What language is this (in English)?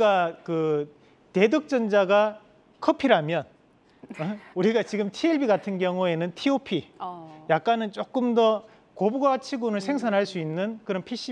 Korean